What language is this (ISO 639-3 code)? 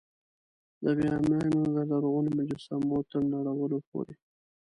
pus